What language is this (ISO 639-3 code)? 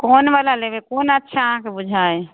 mai